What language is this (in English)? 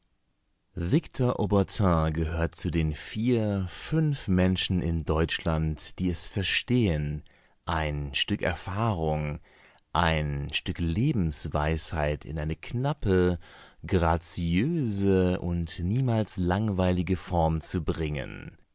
German